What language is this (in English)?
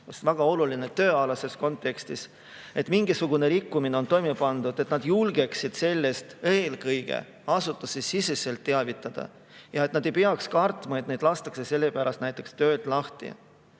Estonian